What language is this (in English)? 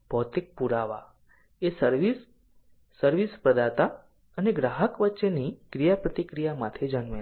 Gujarati